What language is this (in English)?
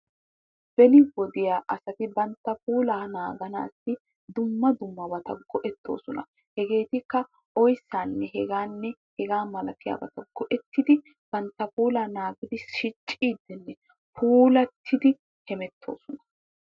Wolaytta